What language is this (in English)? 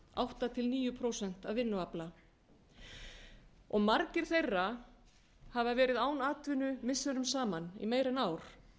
Icelandic